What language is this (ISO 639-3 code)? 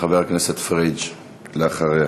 heb